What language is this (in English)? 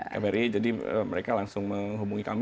Indonesian